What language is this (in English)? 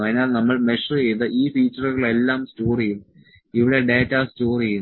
Malayalam